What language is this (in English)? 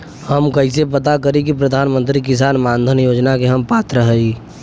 Bhojpuri